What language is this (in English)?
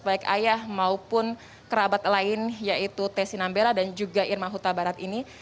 Indonesian